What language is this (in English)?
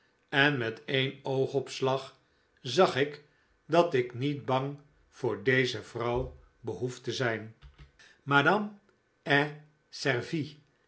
Dutch